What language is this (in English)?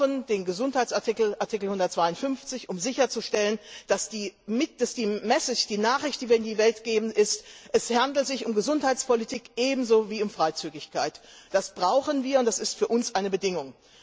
German